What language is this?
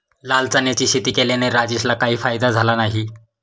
Marathi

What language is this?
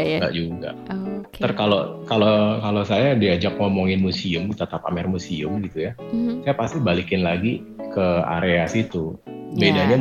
Indonesian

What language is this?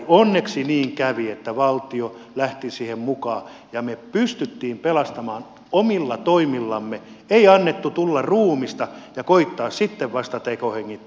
Finnish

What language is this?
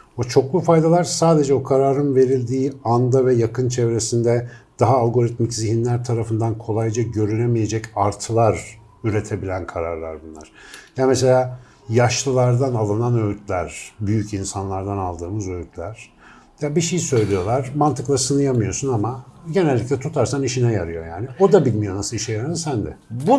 Turkish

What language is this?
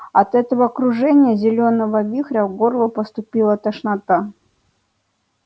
Russian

